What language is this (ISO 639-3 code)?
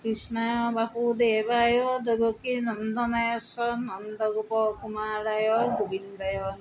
asm